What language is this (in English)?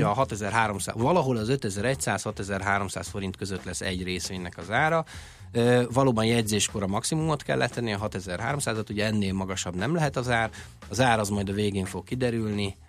Hungarian